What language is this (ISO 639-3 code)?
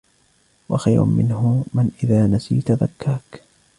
ara